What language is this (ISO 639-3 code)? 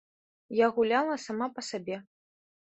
bel